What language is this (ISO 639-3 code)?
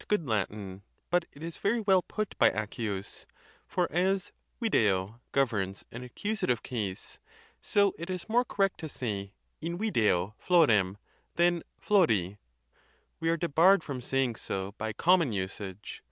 eng